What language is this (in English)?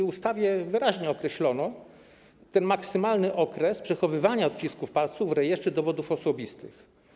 Polish